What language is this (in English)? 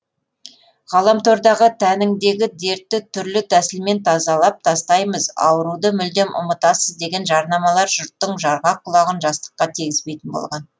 Kazakh